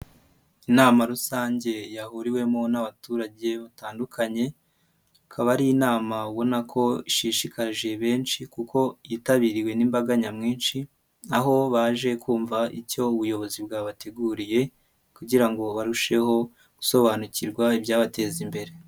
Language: Kinyarwanda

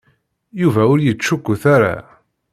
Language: Kabyle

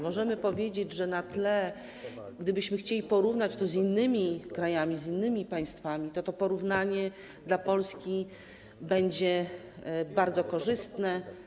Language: Polish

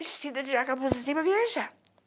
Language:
Portuguese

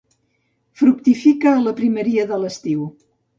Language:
Catalan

